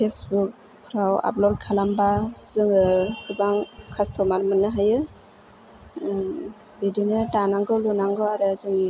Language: Bodo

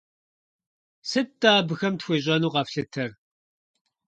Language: Kabardian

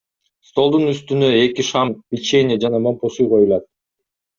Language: Kyrgyz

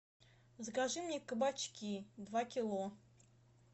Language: Russian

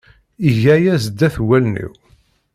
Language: Kabyle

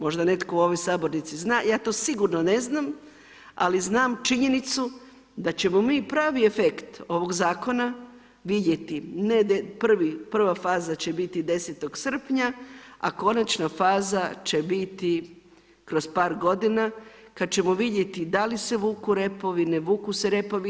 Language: Croatian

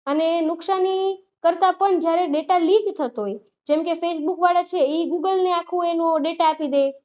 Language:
Gujarati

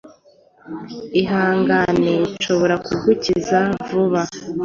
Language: Kinyarwanda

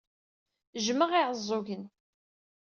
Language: Kabyle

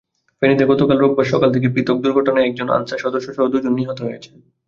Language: Bangla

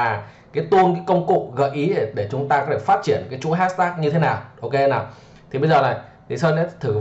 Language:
Vietnamese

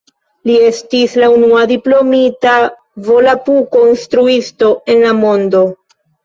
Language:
Esperanto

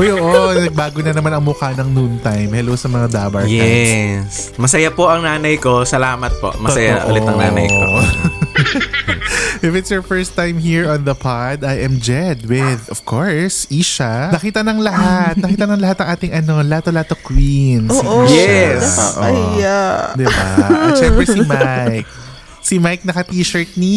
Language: Filipino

